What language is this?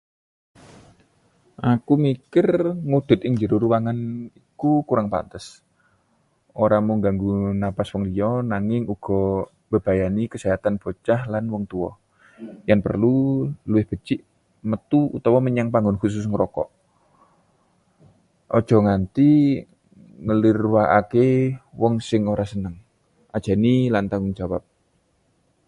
Javanese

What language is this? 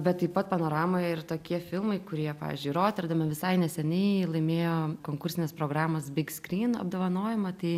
Lithuanian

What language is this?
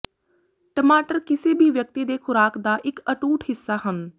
Punjabi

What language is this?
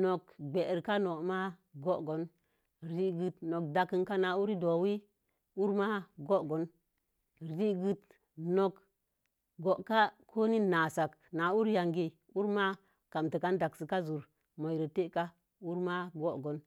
Mom Jango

